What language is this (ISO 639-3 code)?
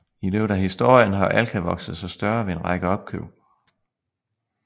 dan